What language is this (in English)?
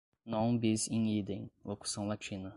Portuguese